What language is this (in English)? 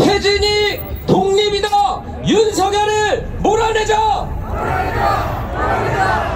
Korean